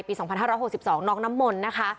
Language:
Thai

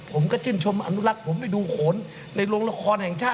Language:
Thai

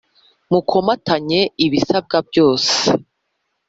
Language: Kinyarwanda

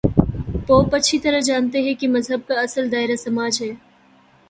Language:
Urdu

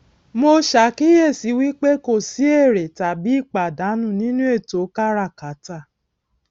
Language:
Yoruba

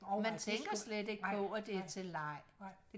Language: Danish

